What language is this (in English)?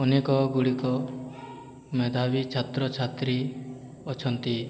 Odia